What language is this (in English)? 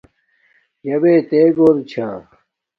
Domaaki